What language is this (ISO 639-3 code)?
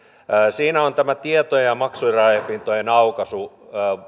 fin